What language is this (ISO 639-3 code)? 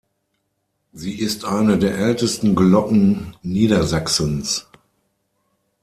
deu